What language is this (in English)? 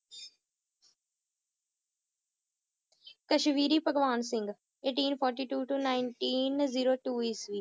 Punjabi